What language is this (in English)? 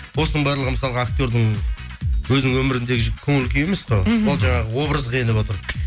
Kazakh